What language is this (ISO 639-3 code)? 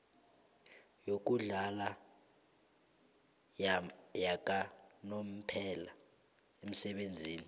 nbl